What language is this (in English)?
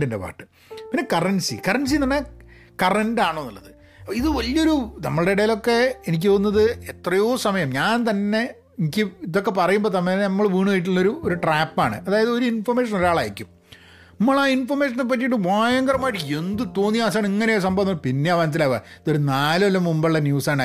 Malayalam